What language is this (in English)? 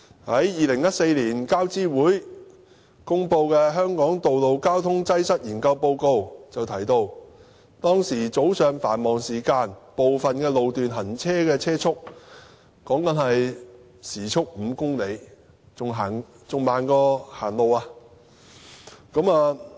Cantonese